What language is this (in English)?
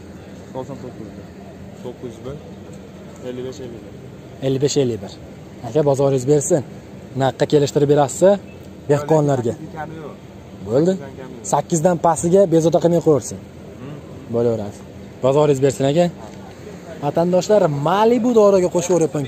Turkish